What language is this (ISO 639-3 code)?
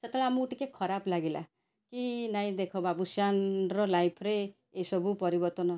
ori